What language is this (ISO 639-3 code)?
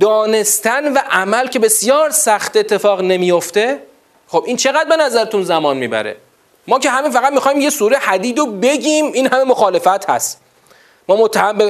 fas